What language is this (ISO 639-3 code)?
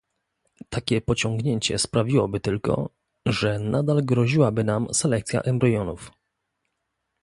pol